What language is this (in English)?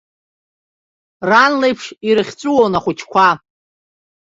Abkhazian